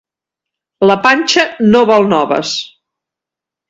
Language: Catalan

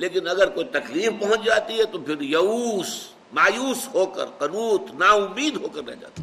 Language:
Urdu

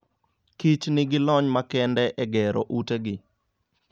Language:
Luo (Kenya and Tanzania)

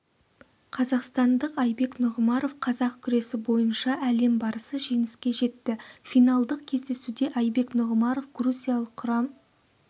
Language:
Kazakh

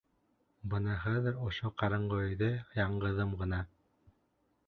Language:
Bashkir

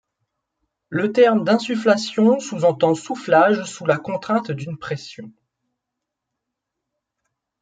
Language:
French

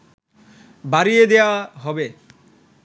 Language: Bangla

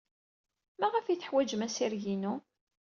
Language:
Kabyle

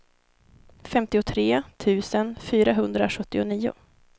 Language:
Swedish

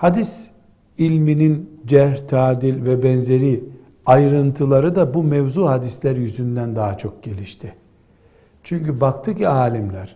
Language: Turkish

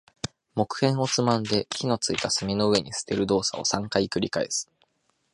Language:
Japanese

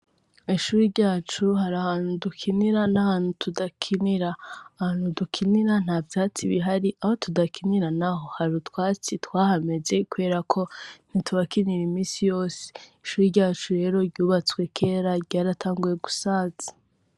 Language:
Rundi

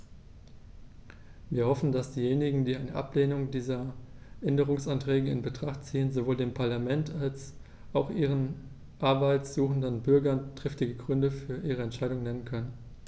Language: German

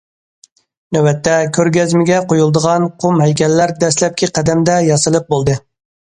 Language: Uyghur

